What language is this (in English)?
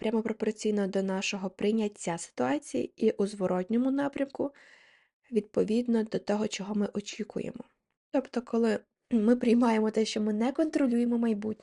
Ukrainian